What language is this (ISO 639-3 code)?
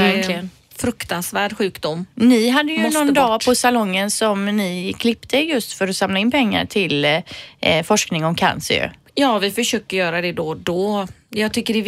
swe